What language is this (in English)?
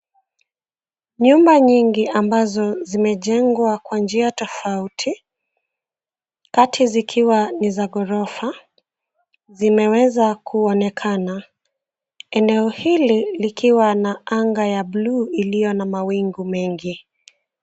Swahili